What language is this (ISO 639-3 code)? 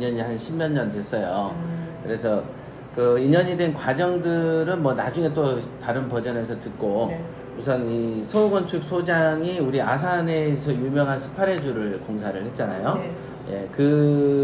kor